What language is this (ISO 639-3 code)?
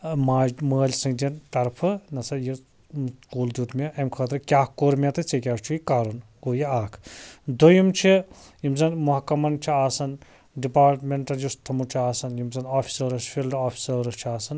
kas